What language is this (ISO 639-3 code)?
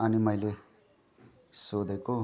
nep